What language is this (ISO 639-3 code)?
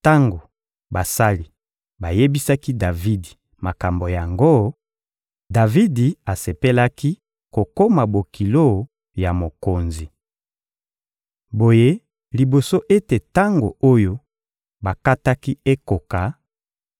lin